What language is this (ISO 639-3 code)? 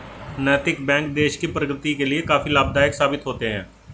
hin